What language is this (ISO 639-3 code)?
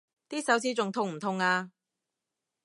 yue